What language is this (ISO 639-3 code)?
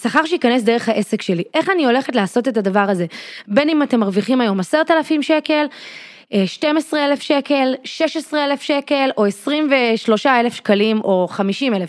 heb